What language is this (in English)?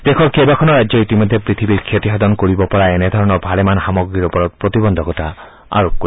Assamese